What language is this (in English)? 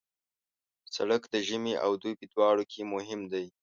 Pashto